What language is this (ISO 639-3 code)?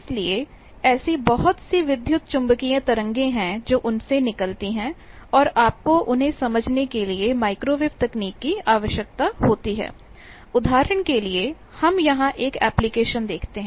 hin